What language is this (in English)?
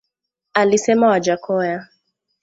Swahili